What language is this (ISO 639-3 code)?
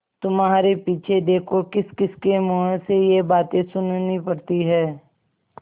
hin